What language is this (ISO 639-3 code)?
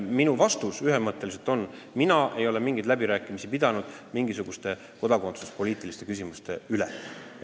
est